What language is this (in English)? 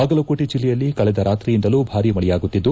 Kannada